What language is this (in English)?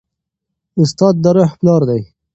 Pashto